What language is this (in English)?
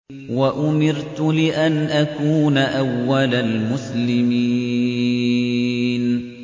Arabic